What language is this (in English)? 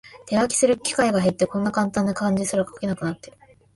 Japanese